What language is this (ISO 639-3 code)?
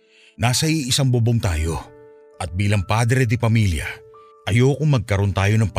fil